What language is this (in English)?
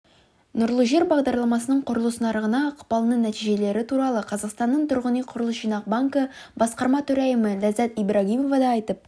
Kazakh